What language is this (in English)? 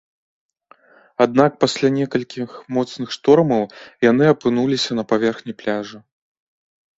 Belarusian